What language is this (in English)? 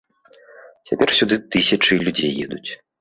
Belarusian